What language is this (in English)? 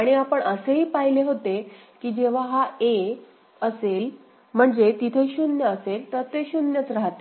Marathi